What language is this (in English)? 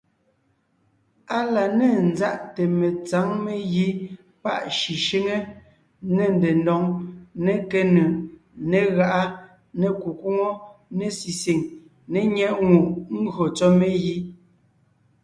Ngiemboon